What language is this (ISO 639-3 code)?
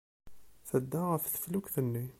kab